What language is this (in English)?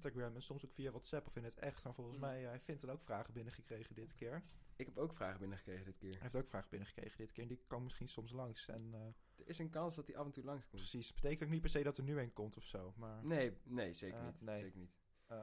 Dutch